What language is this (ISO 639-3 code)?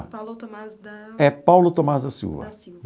por